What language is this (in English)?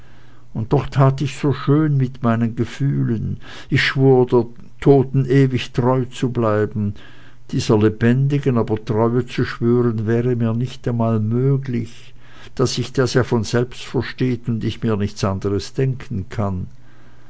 German